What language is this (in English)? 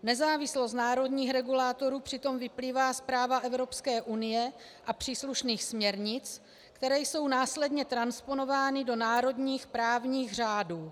Czech